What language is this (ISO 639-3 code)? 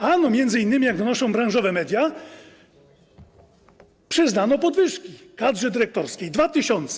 pol